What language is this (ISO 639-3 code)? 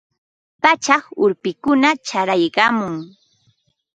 qva